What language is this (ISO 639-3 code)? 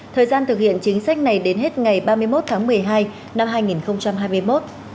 vie